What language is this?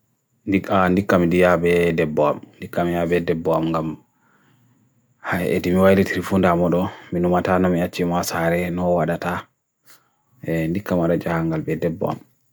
Bagirmi Fulfulde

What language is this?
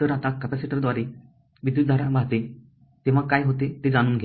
Marathi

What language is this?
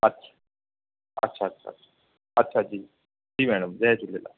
Sindhi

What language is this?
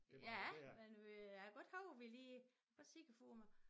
Danish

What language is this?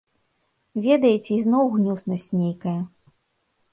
Belarusian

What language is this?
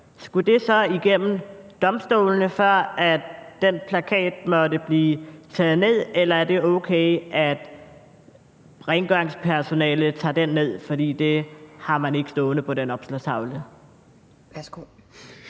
Danish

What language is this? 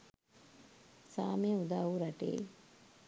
Sinhala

